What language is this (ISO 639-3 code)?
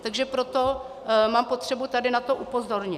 ces